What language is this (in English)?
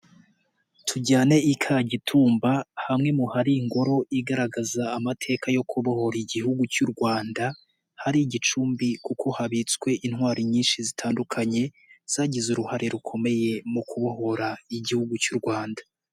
Kinyarwanda